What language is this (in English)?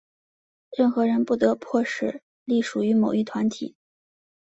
Chinese